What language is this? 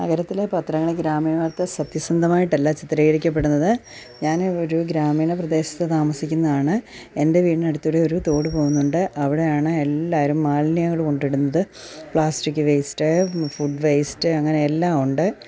Malayalam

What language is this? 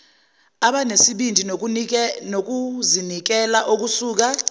Zulu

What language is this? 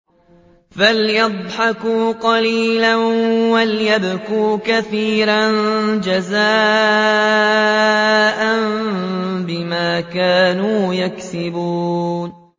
Arabic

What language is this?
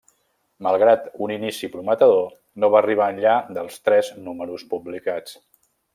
Catalan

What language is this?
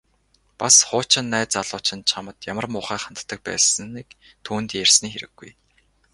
Mongolian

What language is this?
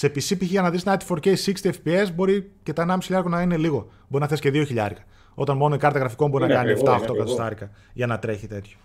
Greek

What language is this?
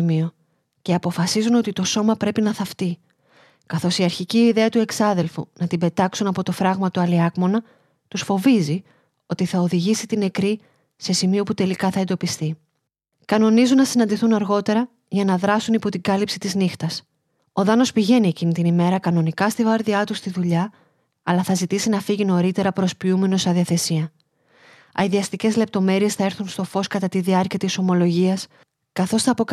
Greek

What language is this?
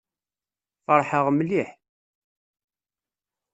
Kabyle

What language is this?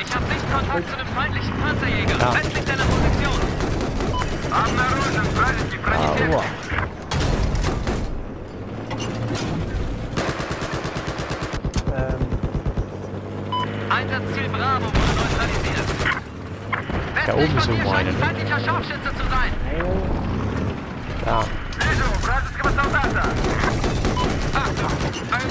German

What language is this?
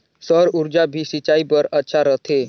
Chhattisgarhi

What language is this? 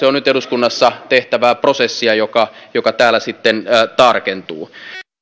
Finnish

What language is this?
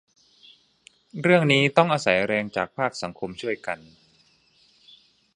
Thai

